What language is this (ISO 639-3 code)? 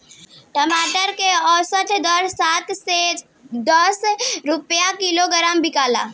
bho